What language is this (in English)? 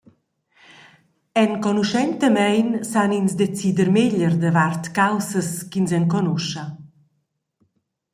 Romansh